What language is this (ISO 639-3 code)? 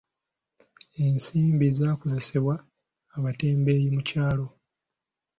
lug